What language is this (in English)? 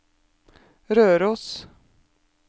Norwegian